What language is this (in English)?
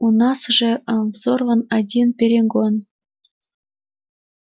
Russian